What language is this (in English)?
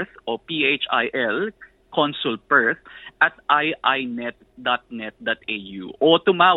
Filipino